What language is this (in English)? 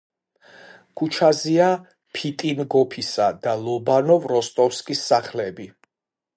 Georgian